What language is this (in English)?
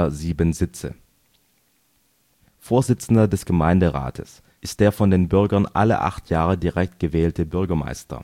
German